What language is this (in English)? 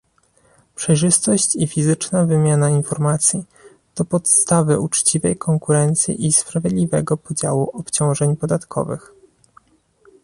Polish